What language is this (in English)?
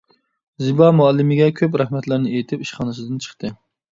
Uyghur